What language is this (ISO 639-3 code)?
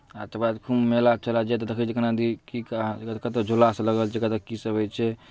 mai